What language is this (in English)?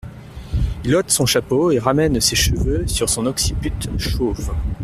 French